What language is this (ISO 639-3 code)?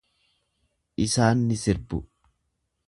orm